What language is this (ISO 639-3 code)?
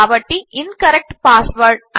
tel